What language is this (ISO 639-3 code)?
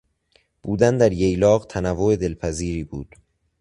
fas